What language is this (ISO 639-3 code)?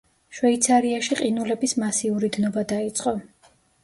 kat